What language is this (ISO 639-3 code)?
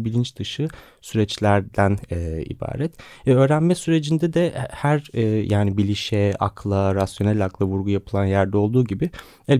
tur